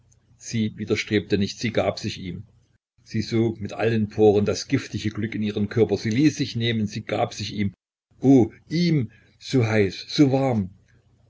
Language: German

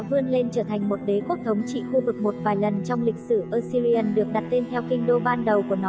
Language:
Vietnamese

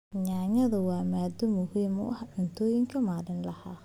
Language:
Somali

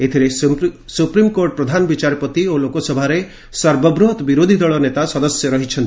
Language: Odia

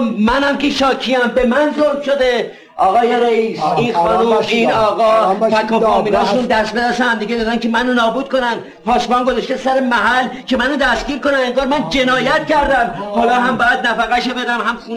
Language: Persian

